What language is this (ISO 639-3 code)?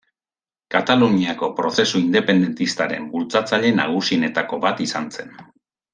eus